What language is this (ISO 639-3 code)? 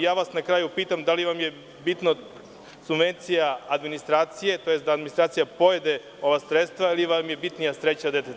srp